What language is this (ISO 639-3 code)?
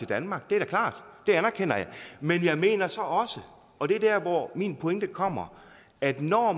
dan